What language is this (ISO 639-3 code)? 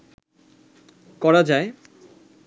ben